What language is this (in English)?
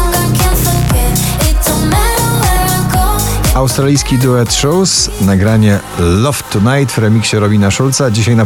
Polish